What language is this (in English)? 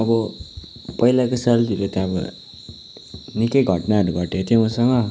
Nepali